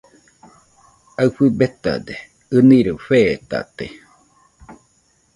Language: Nüpode Huitoto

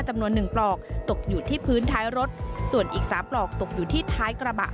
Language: Thai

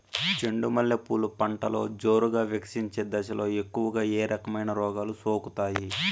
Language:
Telugu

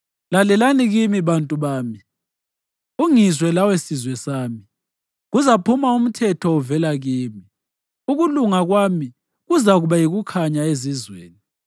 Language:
North Ndebele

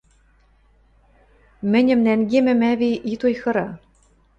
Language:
Western Mari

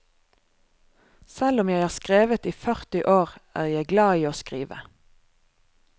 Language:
Norwegian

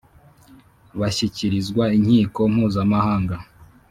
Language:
Kinyarwanda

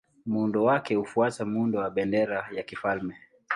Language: Swahili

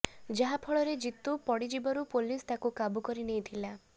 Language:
Odia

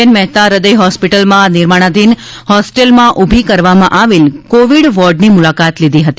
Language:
Gujarati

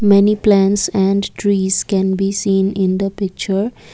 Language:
English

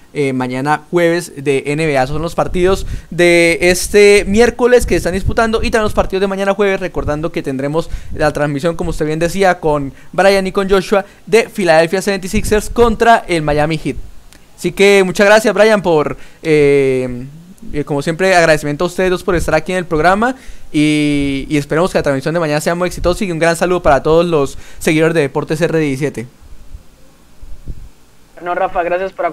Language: Spanish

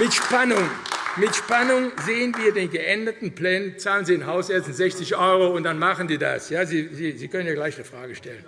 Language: German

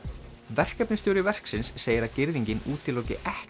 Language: Icelandic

